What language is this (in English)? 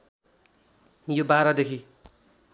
Nepali